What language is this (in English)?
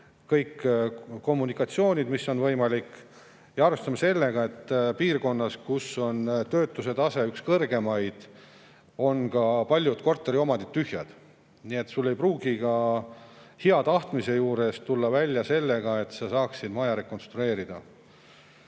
Estonian